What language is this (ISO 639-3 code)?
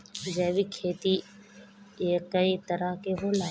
bho